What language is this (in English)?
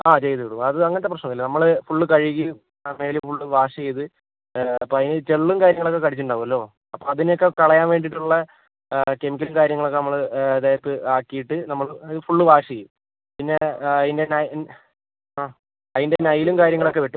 Malayalam